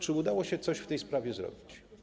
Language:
Polish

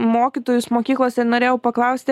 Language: Lithuanian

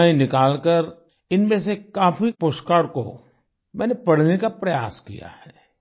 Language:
Hindi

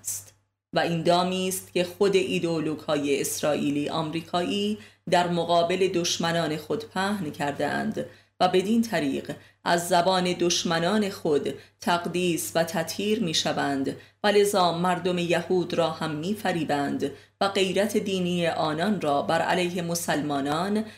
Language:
Persian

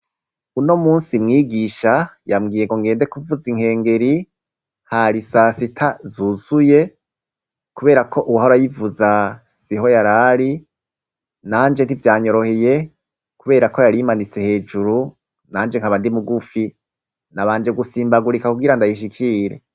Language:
Rundi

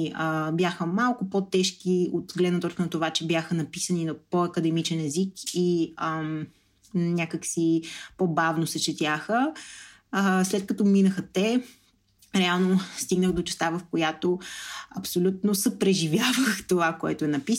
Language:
Bulgarian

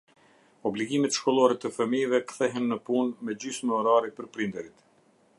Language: Albanian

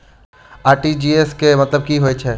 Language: Maithili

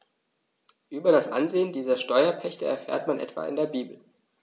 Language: German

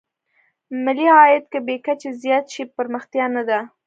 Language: Pashto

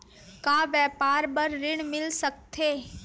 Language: Chhattisgarhi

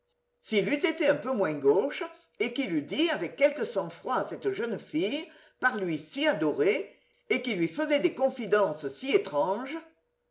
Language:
French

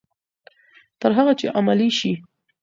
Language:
Pashto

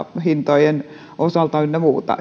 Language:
Finnish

